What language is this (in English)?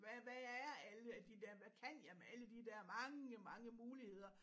Danish